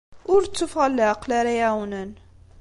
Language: Kabyle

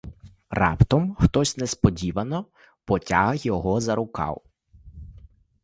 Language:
Ukrainian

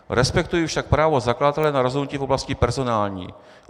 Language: Czech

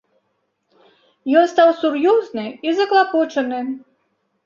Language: Belarusian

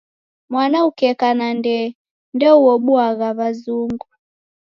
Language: Taita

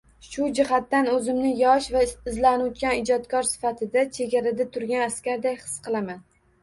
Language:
Uzbek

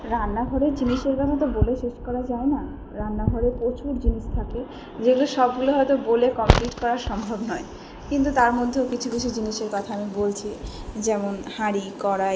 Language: Bangla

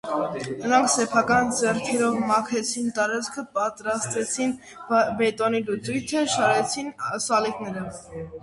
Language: Armenian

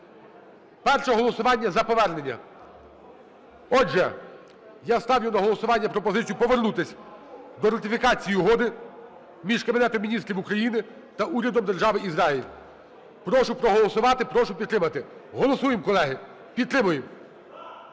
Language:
Ukrainian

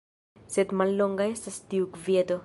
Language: Esperanto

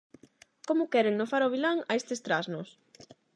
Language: Galician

